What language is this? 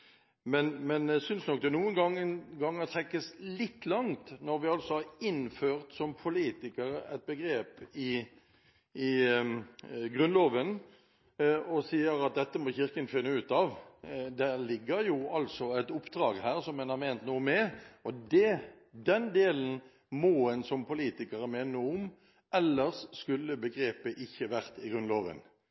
Norwegian Bokmål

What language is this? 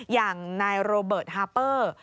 Thai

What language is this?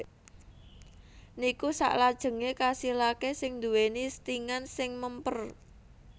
Javanese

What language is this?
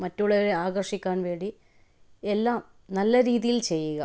Malayalam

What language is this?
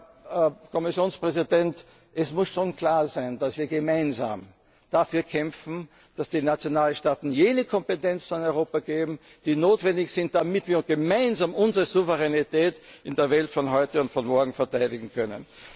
German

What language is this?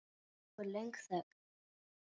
Icelandic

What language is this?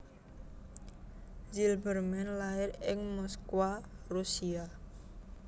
Javanese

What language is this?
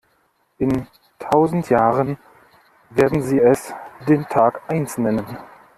German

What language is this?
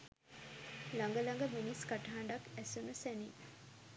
Sinhala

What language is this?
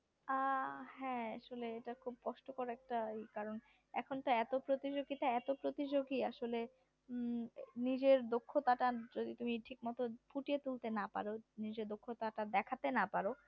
Bangla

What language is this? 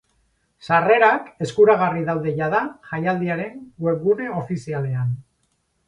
Basque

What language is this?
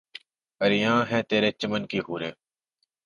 Urdu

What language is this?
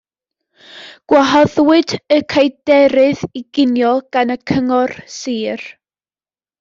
Welsh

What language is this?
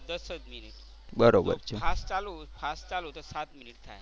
Gujarati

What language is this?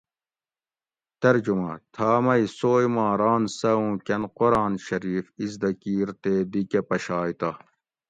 Gawri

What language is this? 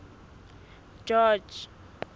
Southern Sotho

